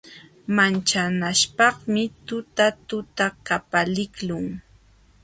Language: Jauja Wanca Quechua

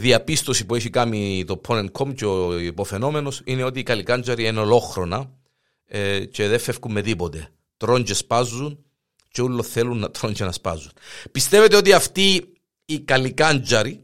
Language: Greek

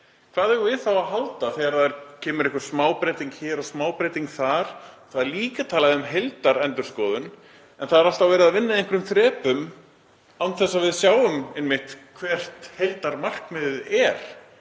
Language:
Icelandic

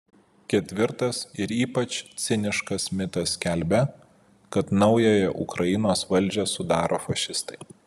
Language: Lithuanian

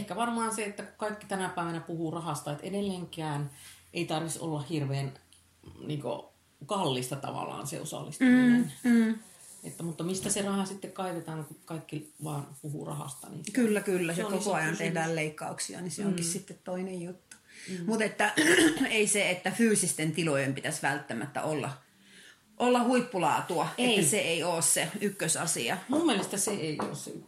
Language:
Finnish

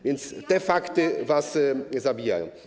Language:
Polish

